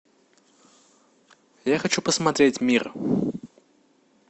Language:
Russian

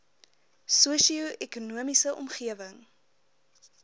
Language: Afrikaans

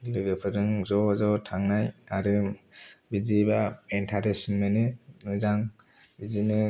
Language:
Bodo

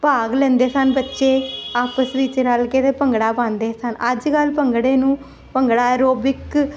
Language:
Punjabi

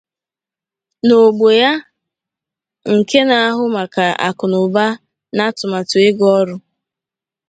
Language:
Igbo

